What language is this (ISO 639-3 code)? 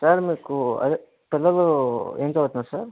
tel